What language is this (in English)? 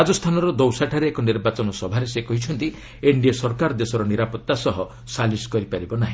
Odia